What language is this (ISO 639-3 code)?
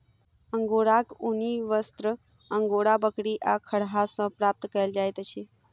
mai